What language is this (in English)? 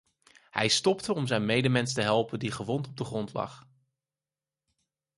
Dutch